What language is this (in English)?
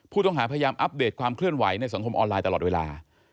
Thai